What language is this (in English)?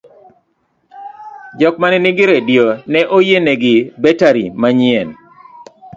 Luo (Kenya and Tanzania)